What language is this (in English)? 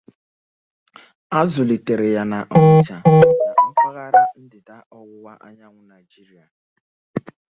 Igbo